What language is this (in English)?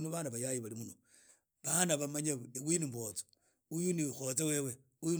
Idakho-Isukha-Tiriki